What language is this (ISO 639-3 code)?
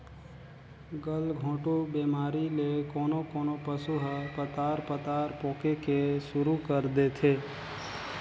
hne